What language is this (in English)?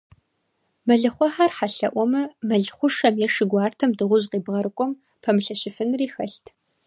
Kabardian